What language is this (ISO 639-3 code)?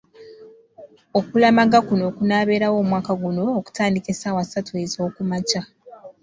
lug